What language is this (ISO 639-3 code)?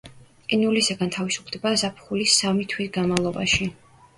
kat